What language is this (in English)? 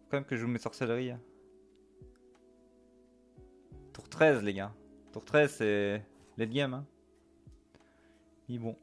French